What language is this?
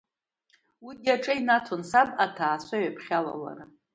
Abkhazian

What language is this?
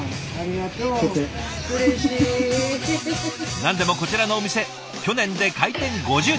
Japanese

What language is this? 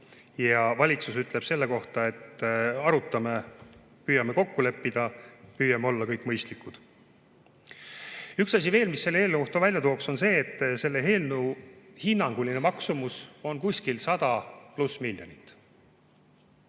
Estonian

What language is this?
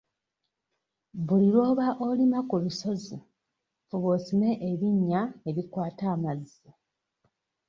Ganda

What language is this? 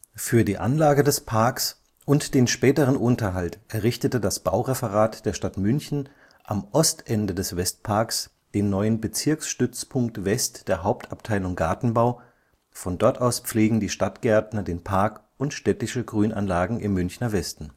German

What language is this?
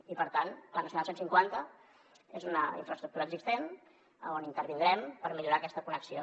Catalan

